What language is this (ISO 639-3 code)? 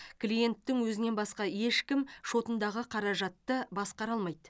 kaz